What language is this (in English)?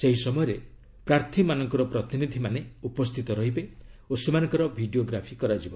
Odia